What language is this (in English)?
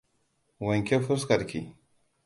Hausa